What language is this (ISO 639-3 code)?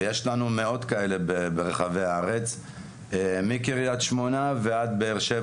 heb